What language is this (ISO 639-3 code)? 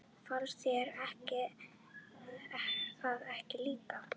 isl